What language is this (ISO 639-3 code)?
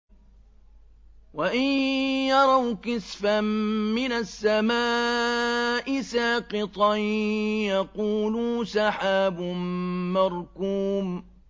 ara